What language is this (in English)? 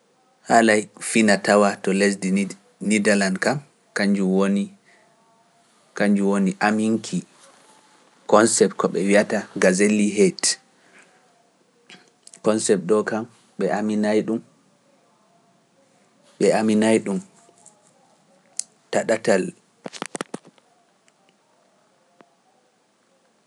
Pular